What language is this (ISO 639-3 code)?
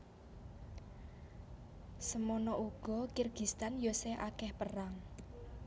jav